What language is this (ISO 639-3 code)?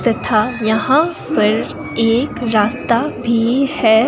hin